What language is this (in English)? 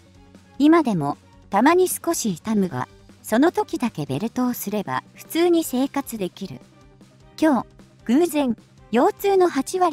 Japanese